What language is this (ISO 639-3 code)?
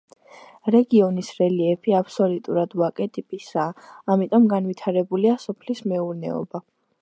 kat